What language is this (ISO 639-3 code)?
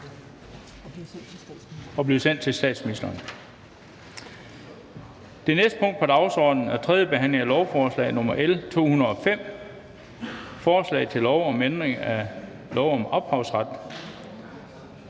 dan